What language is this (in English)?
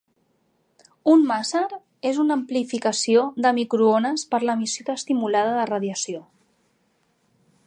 Catalan